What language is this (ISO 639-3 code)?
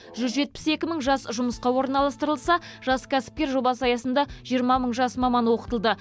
kaz